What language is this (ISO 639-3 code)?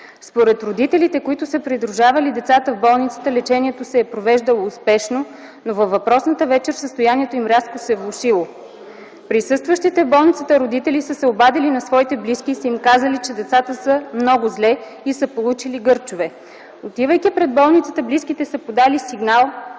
bul